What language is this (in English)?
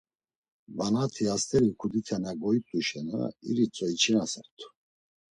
Laz